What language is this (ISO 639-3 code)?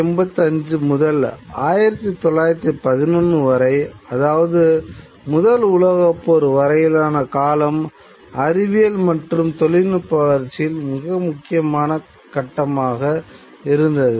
tam